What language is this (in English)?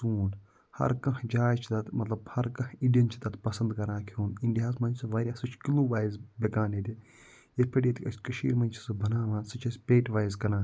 Kashmiri